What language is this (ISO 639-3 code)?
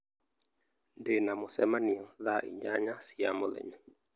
kik